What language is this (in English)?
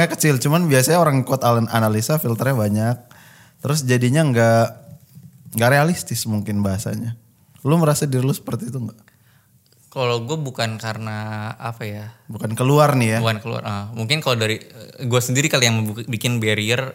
Indonesian